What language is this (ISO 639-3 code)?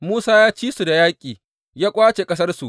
hau